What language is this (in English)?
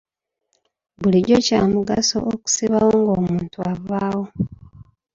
Ganda